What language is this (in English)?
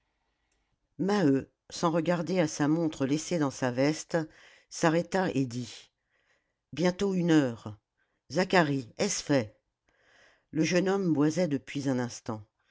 French